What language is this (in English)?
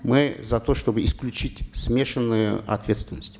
Kazakh